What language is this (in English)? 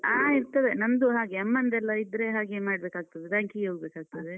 Kannada